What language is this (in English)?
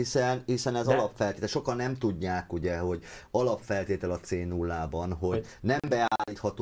Hungarian